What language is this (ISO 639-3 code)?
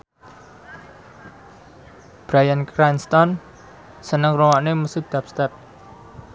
jav